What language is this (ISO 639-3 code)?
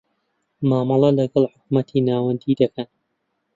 ckb